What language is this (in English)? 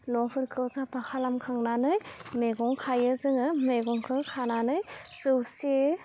Bodo